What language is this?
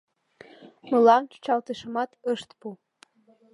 Mari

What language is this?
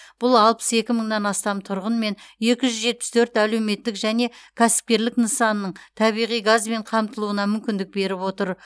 Kazakh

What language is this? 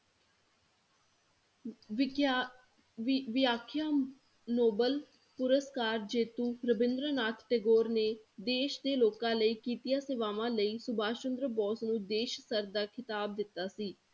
Punjabi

